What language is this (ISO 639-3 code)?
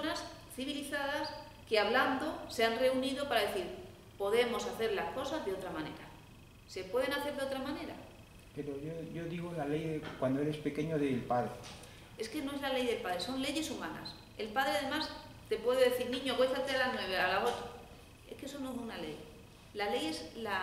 spa